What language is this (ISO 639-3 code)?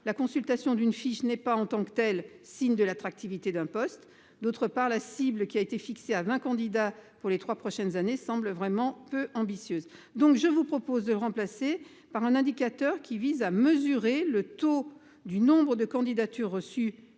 fra